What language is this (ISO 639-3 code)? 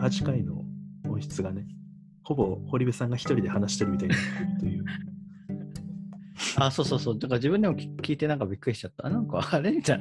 jpn